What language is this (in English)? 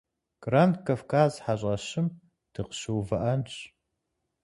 Kabardian